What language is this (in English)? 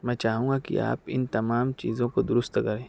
Urdu